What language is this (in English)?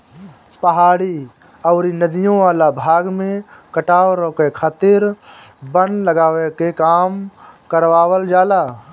Bhojpuri